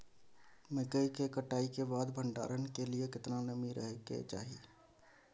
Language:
Maithili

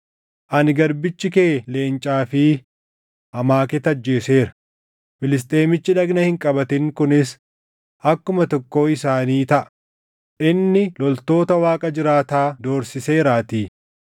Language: Oromo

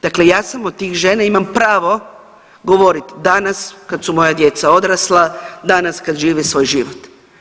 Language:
Croatian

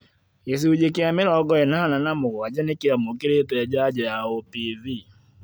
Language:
Kikuyu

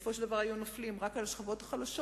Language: Hebrew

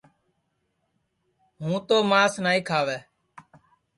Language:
Sansi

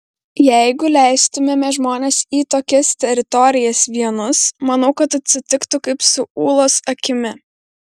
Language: Lithuanian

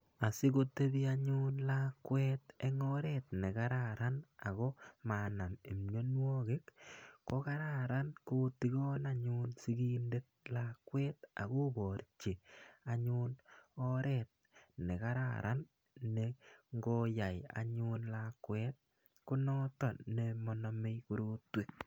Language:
Kalenjin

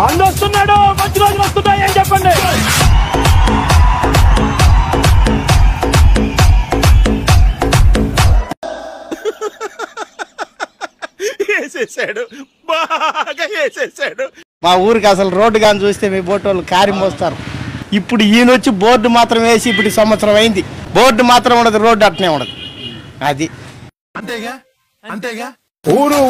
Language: Indonesian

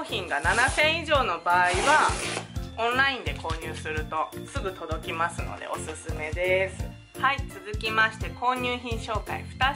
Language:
Japanese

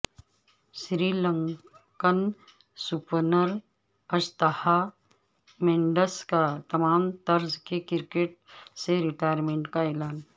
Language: Urdu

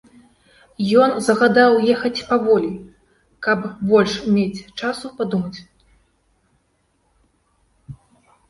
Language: Belarusian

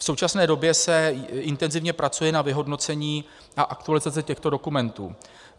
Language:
Czech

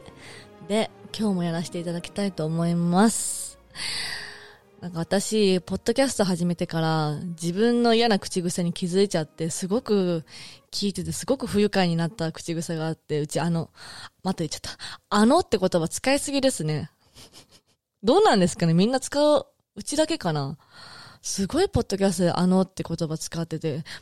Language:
Japanese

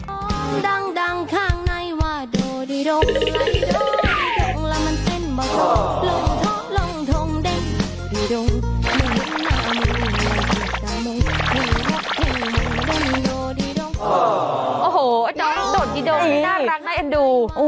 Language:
Thai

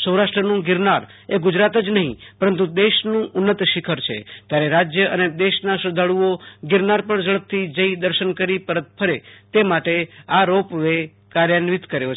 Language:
Gujarati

